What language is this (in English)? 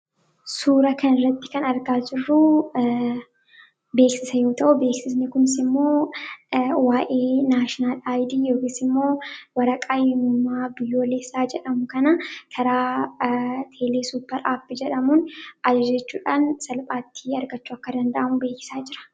Oromo